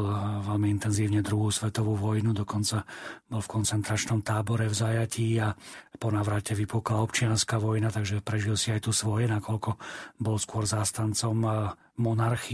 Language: Slovak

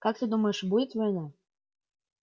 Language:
Russian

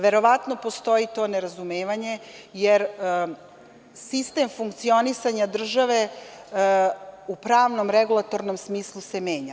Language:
Serbian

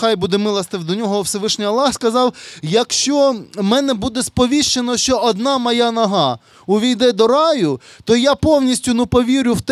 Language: Ukrainian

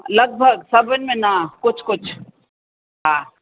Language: Sindhi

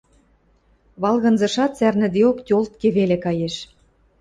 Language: Western Mari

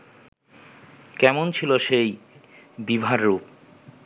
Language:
Bangla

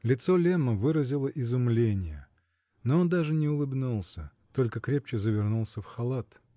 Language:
Russian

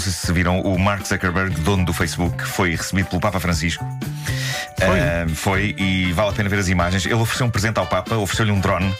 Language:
Portuguese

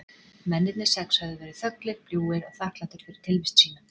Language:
Icelandic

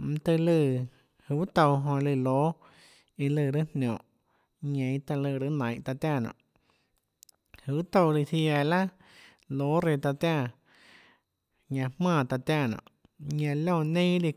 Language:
Tlacoatzintepec Chinantec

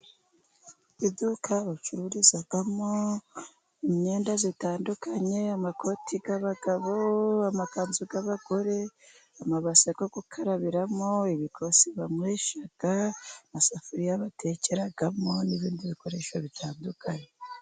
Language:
Kinyarwanda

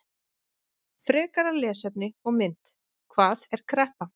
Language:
Icelandic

